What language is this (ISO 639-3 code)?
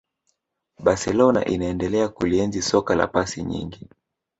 swa